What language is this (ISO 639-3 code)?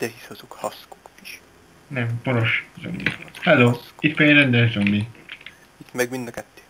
hun